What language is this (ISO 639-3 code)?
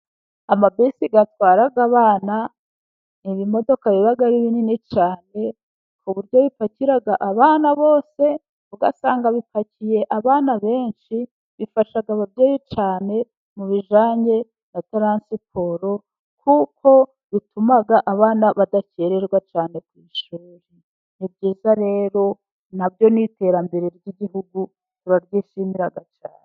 kin